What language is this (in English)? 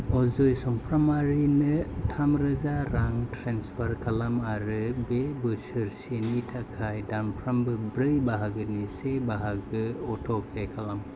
Bodo